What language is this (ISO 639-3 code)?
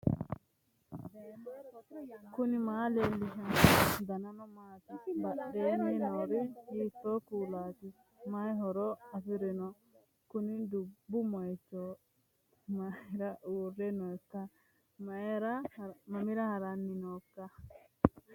sid